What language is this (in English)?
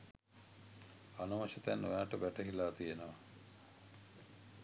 Sinhala